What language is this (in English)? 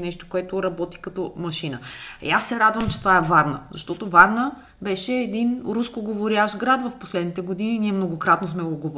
Bulgarian